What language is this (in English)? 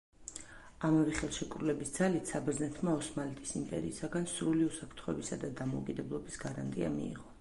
Georgian